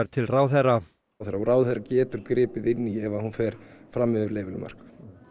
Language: Icelandic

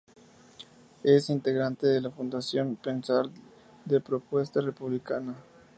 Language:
Spanish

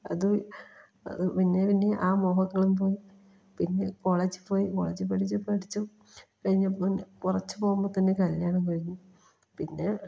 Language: Malayalam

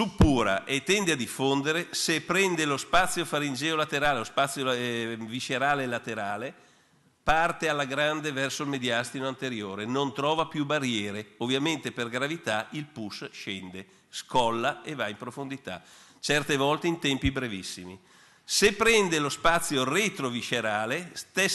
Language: Italian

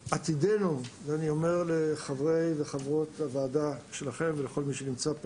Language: Hebrew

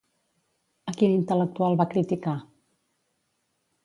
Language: Catalan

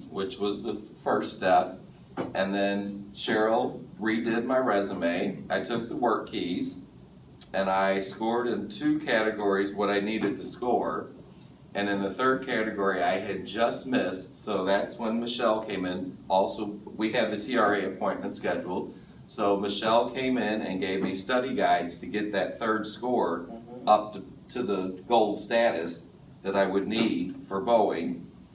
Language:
English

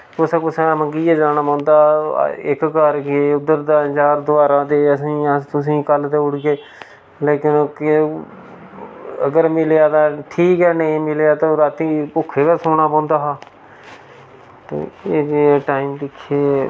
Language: Dogri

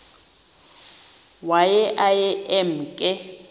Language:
Xhosa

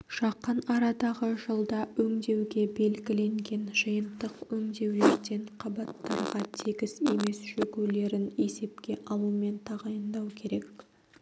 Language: Kazakh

